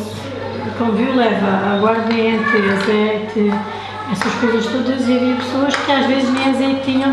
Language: Portuguese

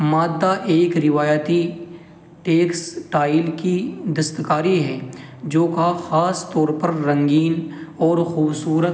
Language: Urdu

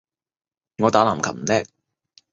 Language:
Cantonese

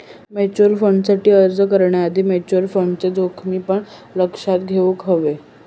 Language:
Marathi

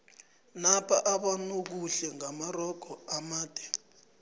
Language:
South Ndebele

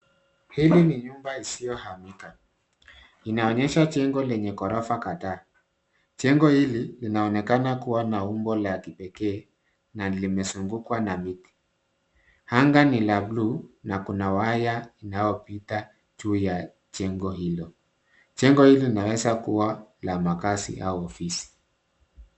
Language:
Swahili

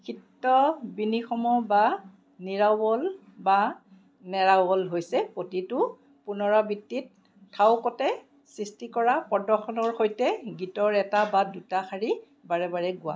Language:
Assamese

